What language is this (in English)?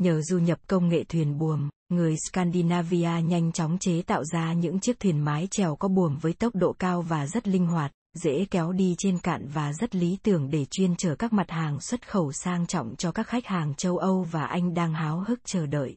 Vietnamese